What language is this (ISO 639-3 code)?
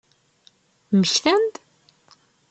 kab